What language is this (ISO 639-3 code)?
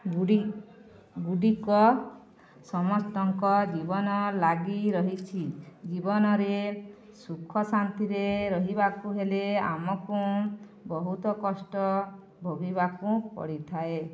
ori